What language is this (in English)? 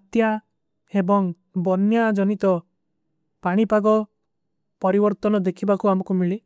Kui (India)